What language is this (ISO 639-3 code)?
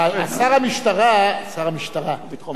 heb